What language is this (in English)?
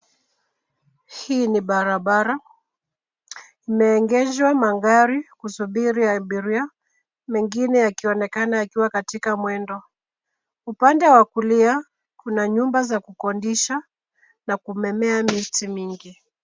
Swahili